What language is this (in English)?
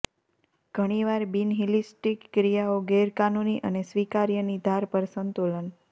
Gujarati